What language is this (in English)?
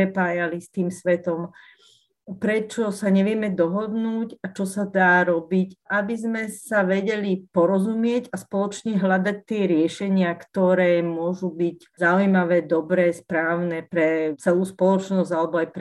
Slovak